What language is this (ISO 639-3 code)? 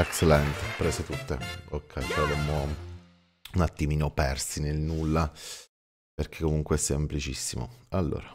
ita